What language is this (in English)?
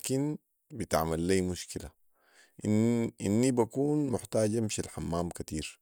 Sudanese Arabic